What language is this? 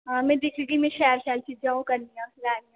Dogri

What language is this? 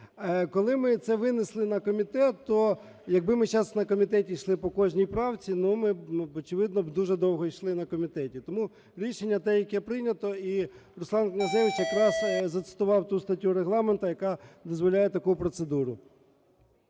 Ukrainian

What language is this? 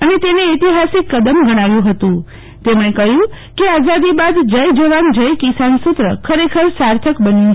Gujarati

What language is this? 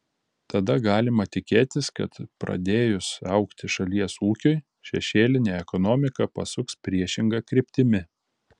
Lithuanian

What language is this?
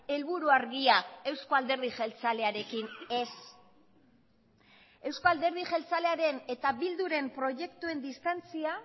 Basque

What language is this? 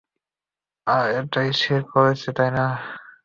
Bangla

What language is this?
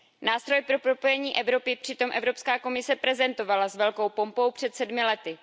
Czech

